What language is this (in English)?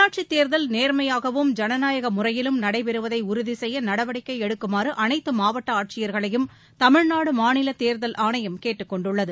Tamil